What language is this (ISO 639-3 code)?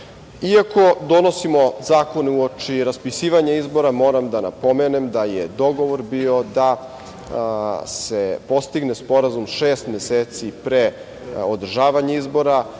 srp